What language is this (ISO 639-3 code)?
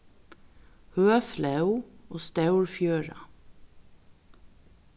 fao